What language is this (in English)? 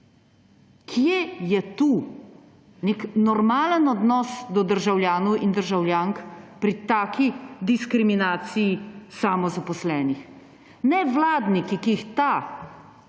Slovenian